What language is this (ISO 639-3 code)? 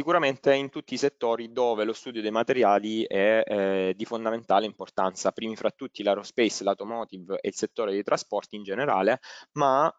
ita